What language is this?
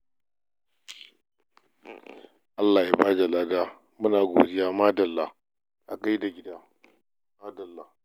Hausa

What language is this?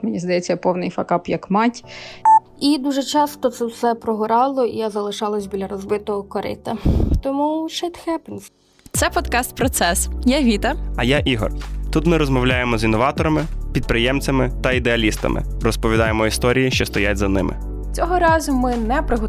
Ukrainian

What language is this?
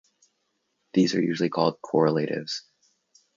English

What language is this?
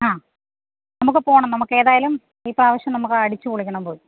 Malayalam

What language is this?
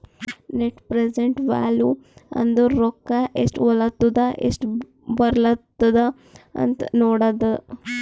Kannada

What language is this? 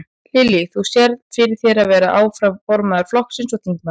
Icelandic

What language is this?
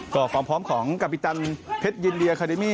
Thai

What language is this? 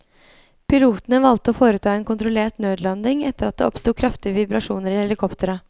Norwegian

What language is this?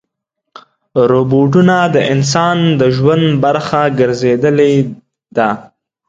Pashto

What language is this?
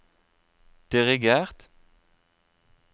Norwegian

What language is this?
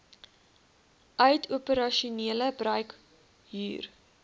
Afrikaans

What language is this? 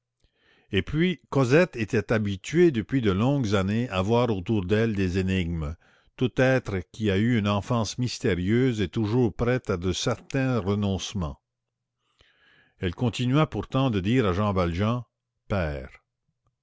French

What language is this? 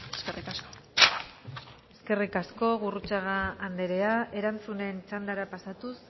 Basque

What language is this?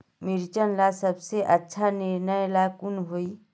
Magahi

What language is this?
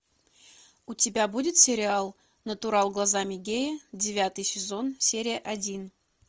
Russian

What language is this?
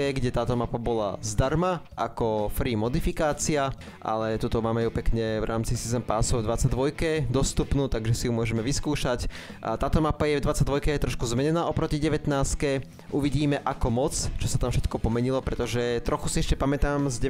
Slovak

